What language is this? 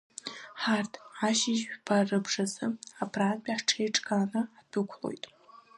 Abkhazian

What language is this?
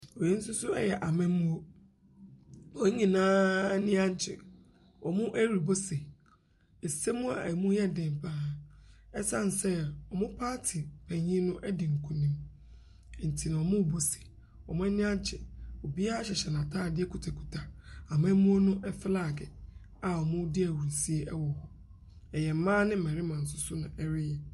Akan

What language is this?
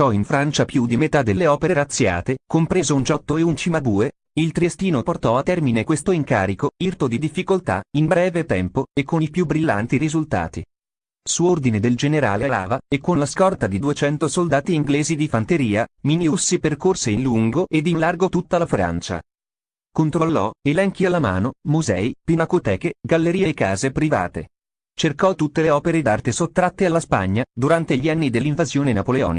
Italian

